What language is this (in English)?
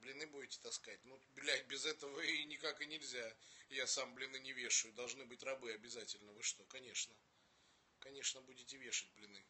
Russian